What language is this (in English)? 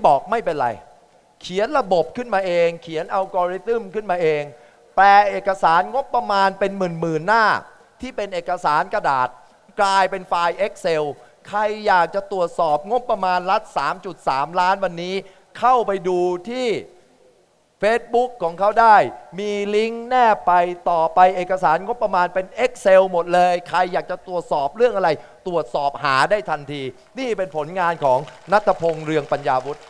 Thai